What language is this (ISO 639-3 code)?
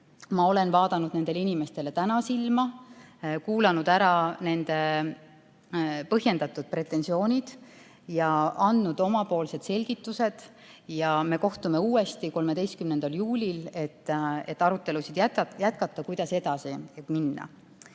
est